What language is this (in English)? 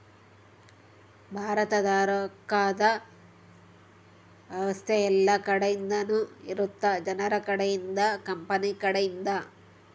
Kannada